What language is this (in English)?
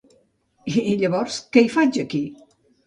Catalan